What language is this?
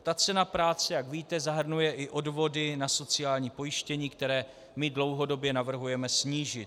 Czech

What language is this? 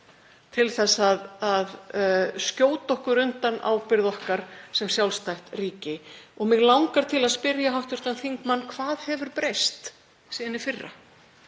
Icelandic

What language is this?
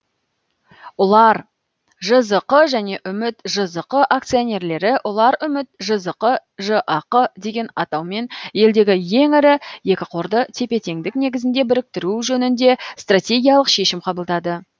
Kazakh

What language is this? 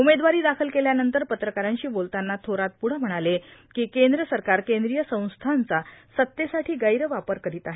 Marathi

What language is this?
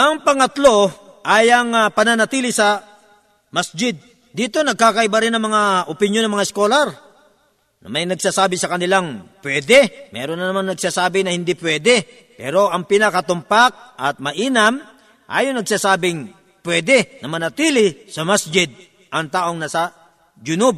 Filipino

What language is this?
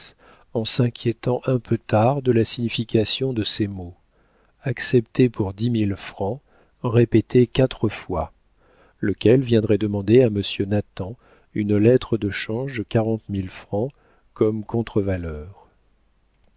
French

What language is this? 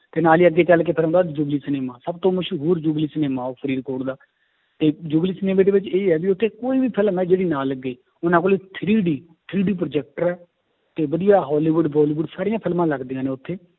Punjabi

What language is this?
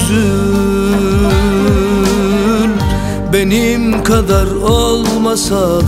Turkish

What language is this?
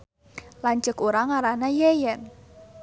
Sundanese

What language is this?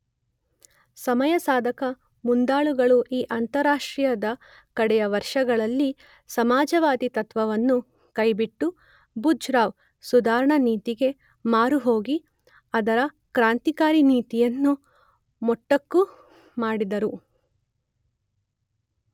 Kannada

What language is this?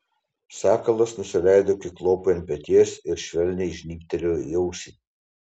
Lithuanian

